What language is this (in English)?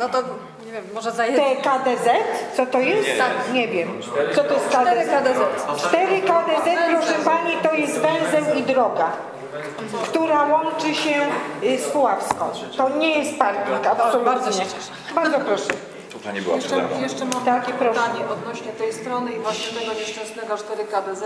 Polish